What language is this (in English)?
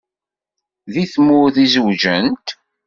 Kabyle